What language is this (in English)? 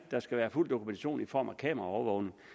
Danish